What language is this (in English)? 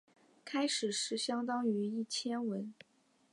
Chinese